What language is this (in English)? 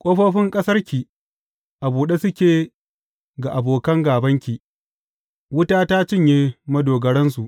Hausa